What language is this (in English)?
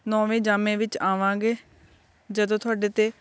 Punjabi